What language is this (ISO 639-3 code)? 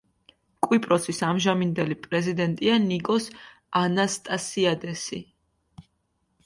kat